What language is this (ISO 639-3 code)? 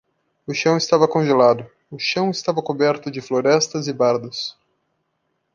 por